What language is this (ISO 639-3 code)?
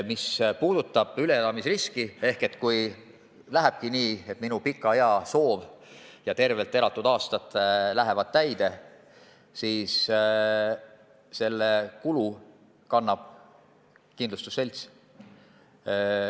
est